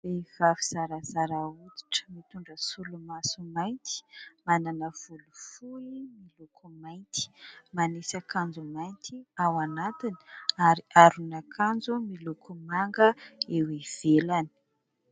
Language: Malagasy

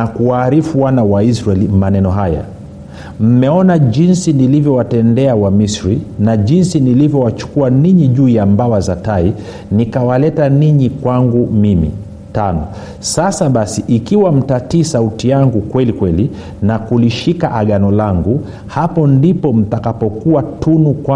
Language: Swahili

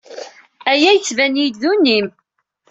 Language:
Kabyle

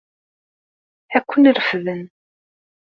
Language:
Kabyle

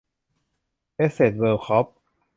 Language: Thai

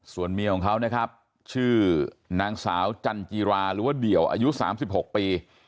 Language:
Thai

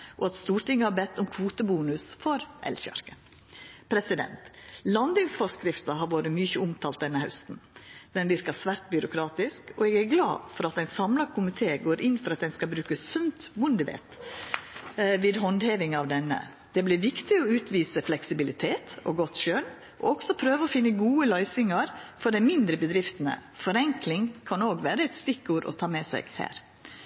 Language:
Norwegian Nynorsk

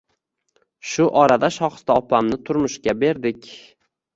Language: Uzbek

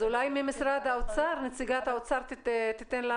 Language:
Hebrew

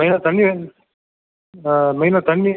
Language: Tamil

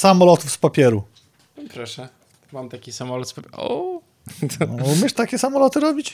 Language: Polish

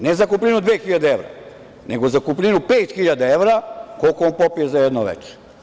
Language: Serbian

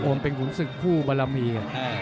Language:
Thai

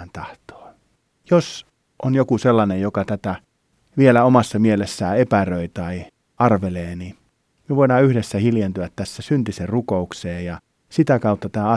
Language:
Finnish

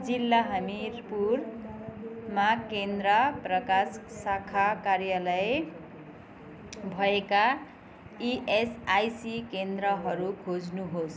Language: Nepali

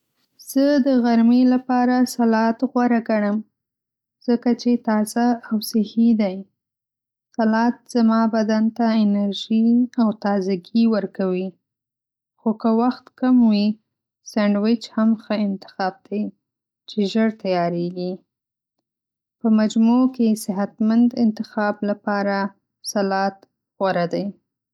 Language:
Pashto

